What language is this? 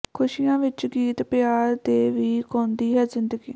Punjabi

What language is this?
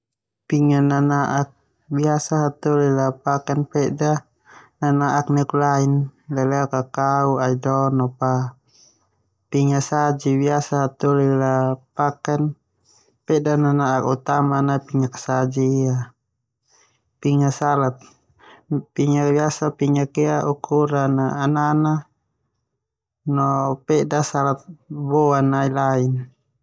Termanu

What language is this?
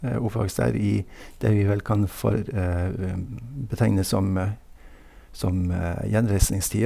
Norwegian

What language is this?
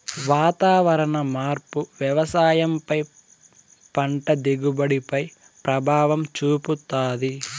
Telugu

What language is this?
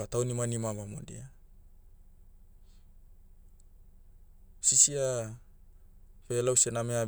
Motu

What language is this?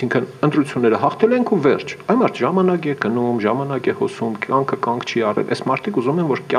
Dutch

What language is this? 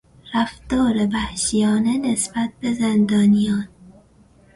Persian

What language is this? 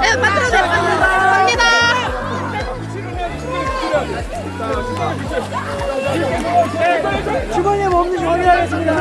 Korean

